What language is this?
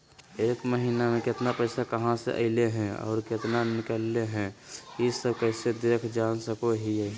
Magahi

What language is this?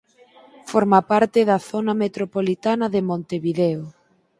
Galician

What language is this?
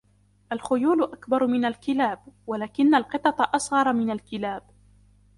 Arabic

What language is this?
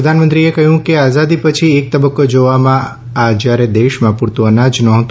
Gujarati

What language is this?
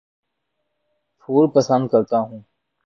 Urdu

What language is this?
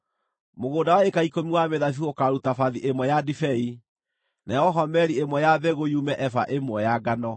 Kikuyu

